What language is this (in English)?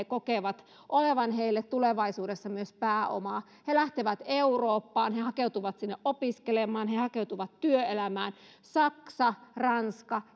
Finnish